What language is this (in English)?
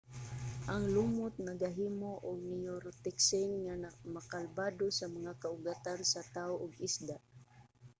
Cebuano